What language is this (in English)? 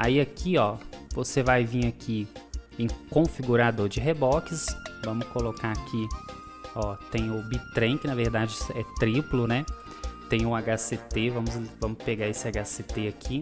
Portuguese